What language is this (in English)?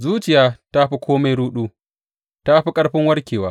Hausa